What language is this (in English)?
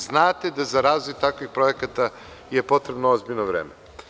Serbian